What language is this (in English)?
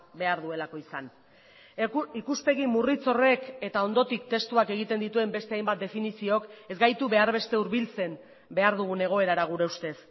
Basque